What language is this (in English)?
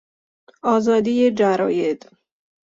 Persian